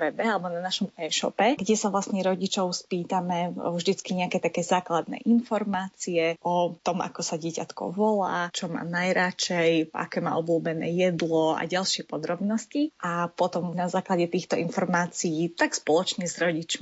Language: Slovak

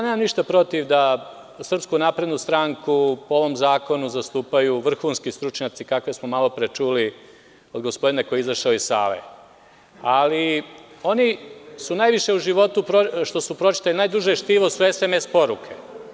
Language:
Serbian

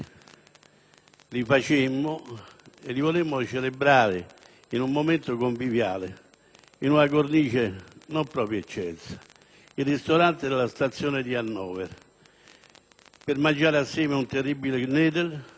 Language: Italian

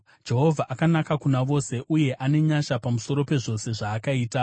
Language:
Shona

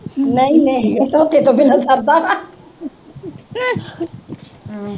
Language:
Punjabi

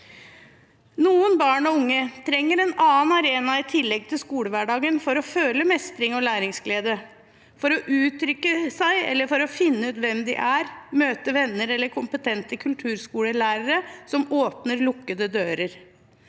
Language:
Norwegian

